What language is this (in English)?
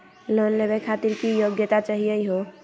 Magahi